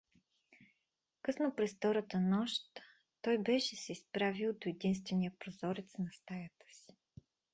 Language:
Bulgarian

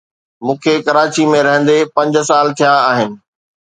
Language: Sindhi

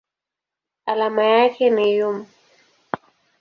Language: Swahili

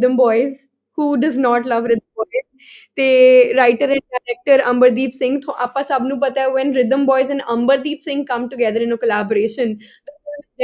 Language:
Punjabi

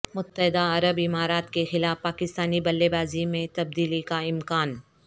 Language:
Urdu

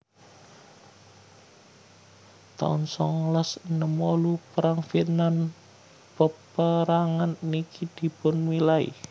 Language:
Javanese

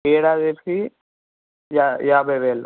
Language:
Telugu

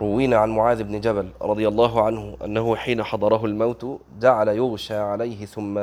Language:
Arabic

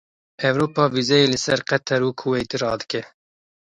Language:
Kurdish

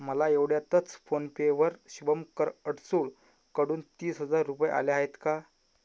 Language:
Marathi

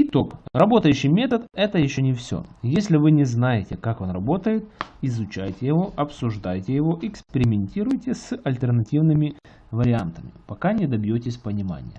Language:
Russian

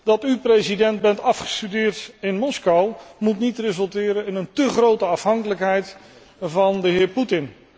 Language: Dutch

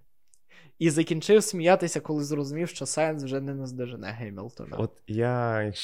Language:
Ukrainian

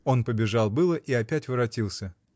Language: Russian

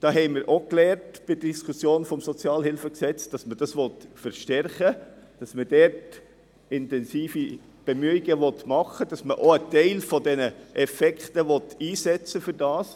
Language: Swiss German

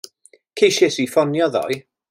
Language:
Welsh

